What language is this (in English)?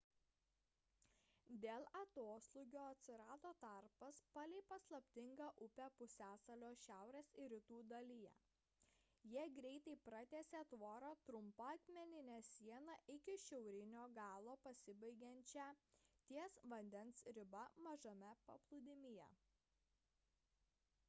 Lithuanian